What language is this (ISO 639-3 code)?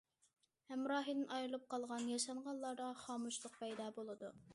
uig